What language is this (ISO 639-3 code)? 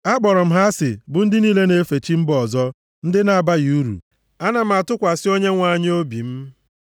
ibo